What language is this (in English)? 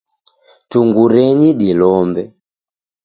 Taita